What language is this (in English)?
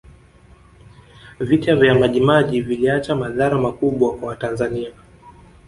Swahili